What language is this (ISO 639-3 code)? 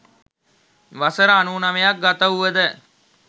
sin